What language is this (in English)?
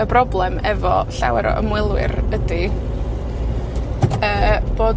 Welsh